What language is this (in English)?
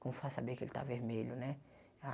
Portuguese